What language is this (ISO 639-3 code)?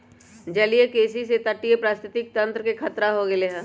mag